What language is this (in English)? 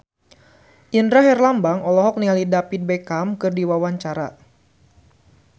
Sundanese